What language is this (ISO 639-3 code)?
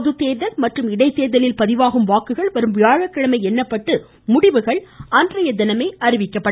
tam